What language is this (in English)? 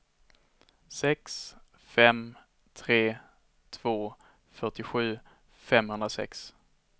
Swedish